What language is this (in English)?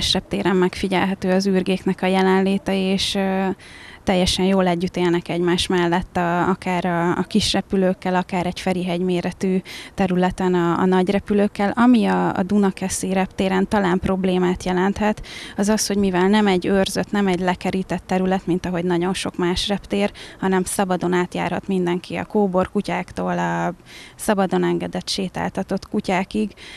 Hungarian